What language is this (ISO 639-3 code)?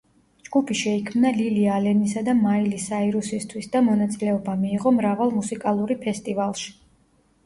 kat